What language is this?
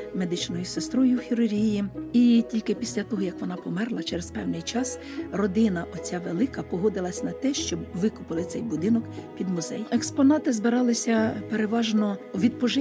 Ukrainian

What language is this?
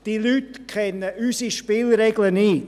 Swiss German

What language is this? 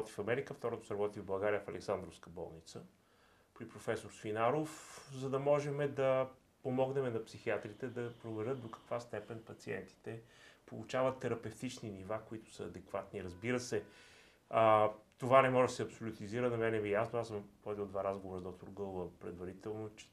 Bulgarian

